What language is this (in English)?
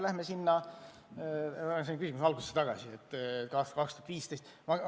Estonian